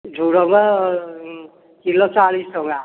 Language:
Odia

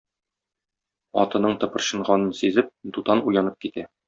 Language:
Tatar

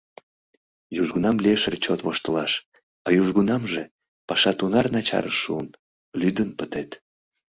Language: Mari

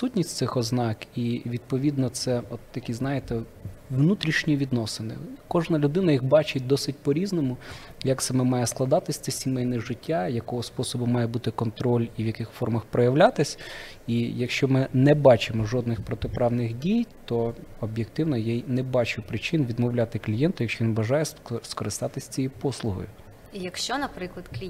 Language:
Ukrainian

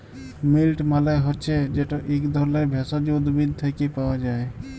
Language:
Bangla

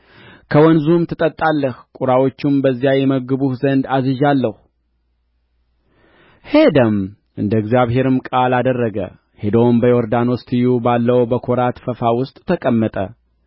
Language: Amharic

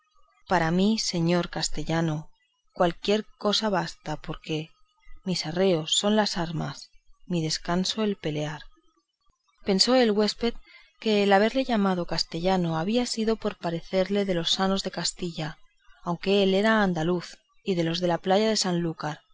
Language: Spanish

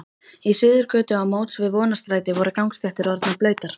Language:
Icelandic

